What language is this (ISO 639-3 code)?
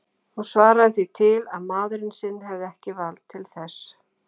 isl